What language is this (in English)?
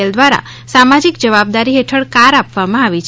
Gujarati